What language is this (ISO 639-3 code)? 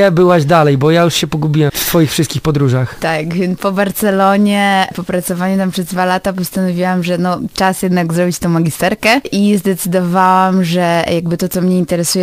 pol